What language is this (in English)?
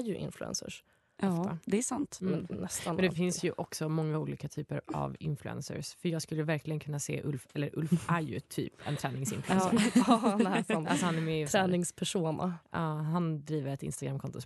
Swedish